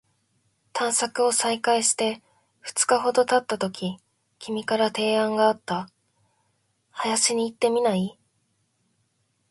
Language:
Japanese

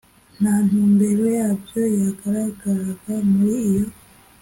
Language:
Kinyarwanda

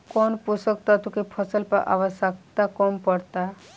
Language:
Bhojpuri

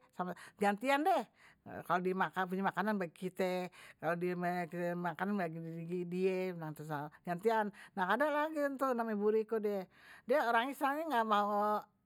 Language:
Betawi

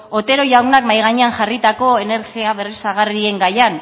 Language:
Basque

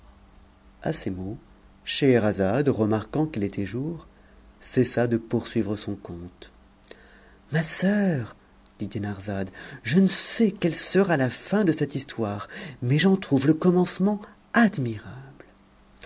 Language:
French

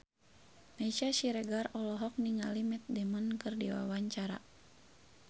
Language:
Sundanese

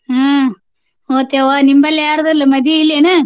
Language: Kannada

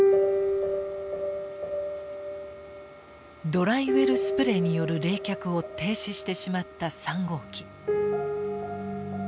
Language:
Japanese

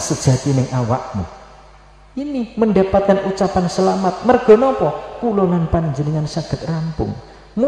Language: Indonesian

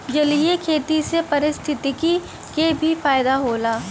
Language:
Bhojpuri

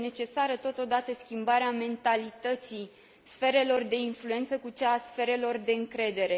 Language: Romanian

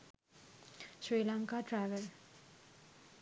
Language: Sinhala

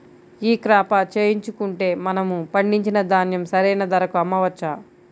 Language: Telugu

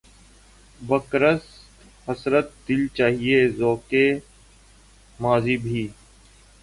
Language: Urdu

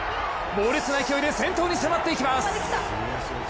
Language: Japanese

